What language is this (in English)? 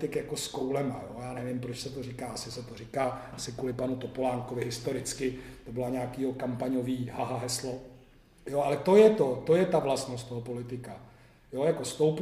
Czech